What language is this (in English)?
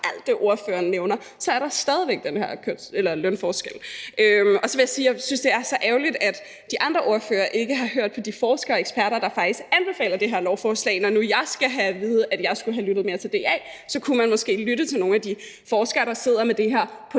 Danish